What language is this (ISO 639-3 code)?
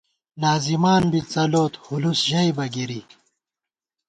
gwt